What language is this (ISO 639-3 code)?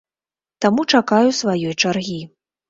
bel